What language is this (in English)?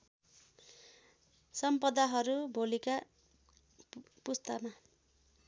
Nepali